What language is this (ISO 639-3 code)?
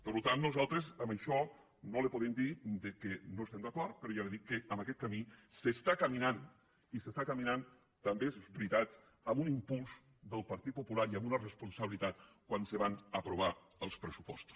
cat